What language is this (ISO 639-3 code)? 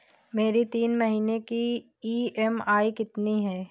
hin